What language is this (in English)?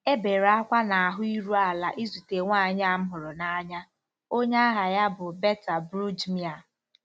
Igbo